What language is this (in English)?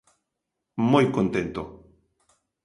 Galician